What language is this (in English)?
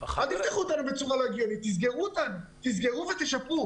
Hebrew